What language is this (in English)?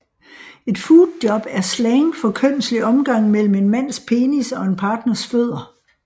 Danish